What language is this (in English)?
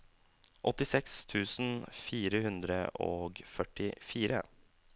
Norwegian